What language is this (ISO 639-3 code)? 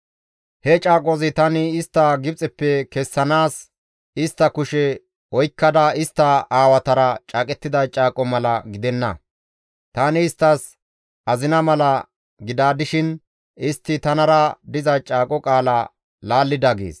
gmv